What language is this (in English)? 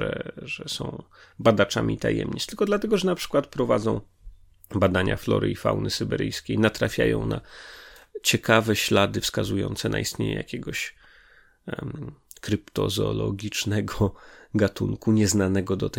Polish